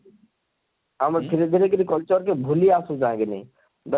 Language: Odia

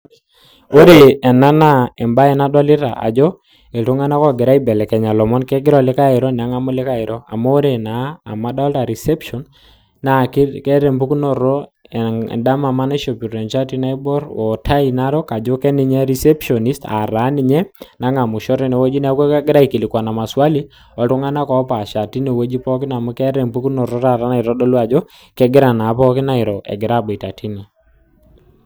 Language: Masai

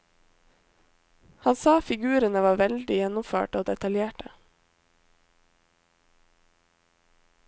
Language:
Norwegian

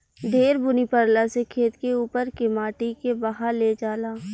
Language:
Bhojpuri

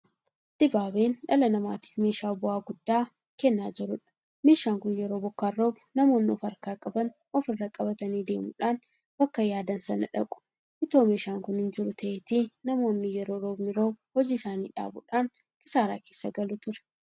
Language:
Oromo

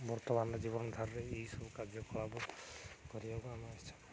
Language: Odia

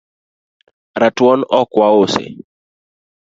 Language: Luo (Kenya and Tanzania)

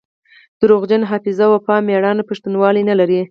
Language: Pashto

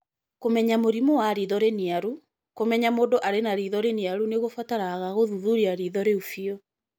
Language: Kikuyu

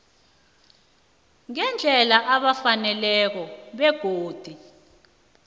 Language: South Ndebele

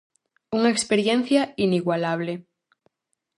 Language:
Galician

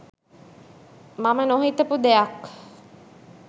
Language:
Sinhala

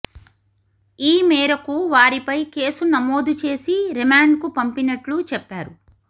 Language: Telugu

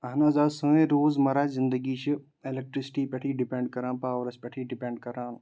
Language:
Kashmiri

